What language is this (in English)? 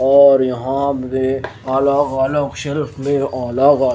Hindi